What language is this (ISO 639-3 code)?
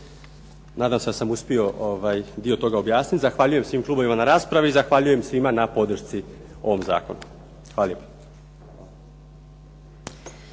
hrv